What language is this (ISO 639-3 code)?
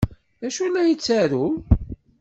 kab